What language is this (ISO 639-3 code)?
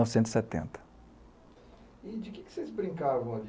por